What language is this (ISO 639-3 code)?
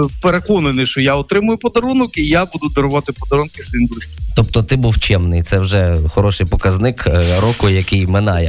ukr